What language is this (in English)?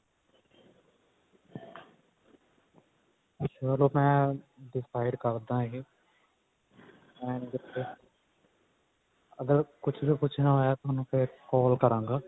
Punjabi